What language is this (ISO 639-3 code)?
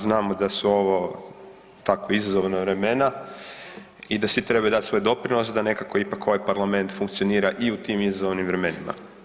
hrv